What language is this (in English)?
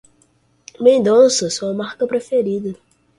Portuguese